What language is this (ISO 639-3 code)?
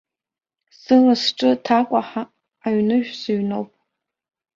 abk